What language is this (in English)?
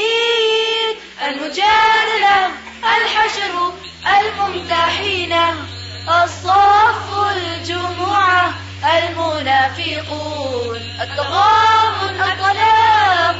Urdu